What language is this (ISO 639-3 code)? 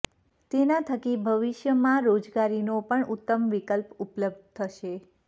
guj